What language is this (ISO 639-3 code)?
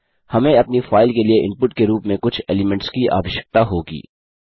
hin